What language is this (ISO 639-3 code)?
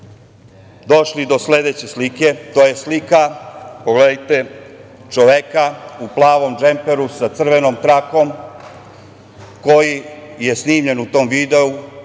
srp